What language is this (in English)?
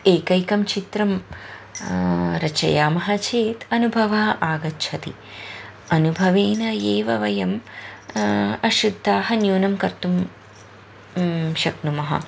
Sanskrit